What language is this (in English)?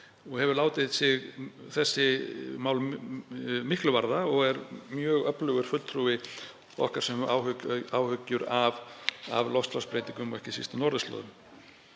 Icelandic